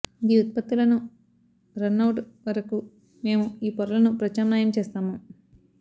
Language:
Telugu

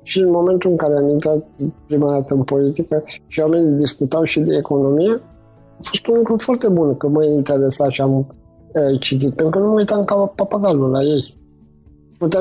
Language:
Romanian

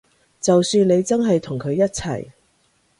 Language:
Cantonese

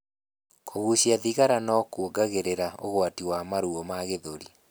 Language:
Kikuyu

